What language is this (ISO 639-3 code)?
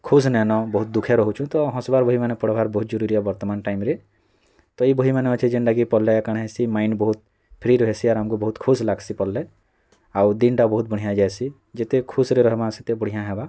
ori